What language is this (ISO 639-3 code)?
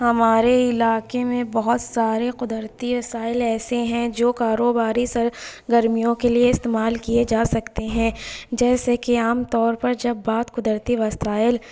urd